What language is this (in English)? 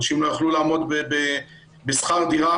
Hebrew